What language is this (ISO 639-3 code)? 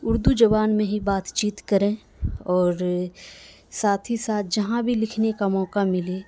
urd